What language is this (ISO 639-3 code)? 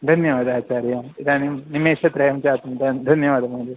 san